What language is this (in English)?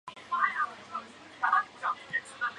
Chinese